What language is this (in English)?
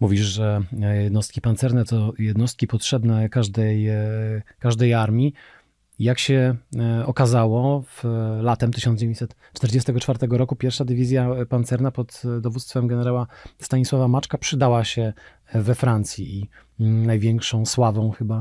Polish